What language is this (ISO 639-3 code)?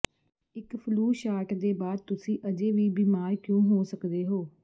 pan